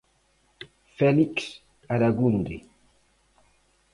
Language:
Galician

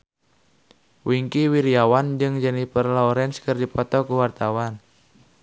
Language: Sundanese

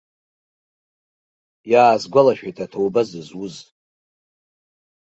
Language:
Abkhazian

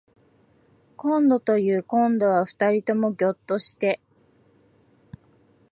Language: Japanese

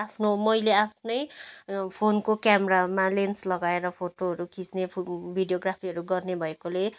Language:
Nepali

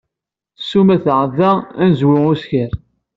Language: Kabyle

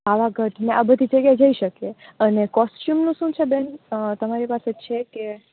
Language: Gujarati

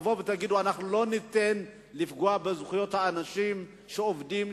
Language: Hebrew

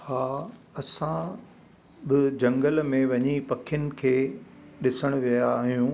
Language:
Sindhi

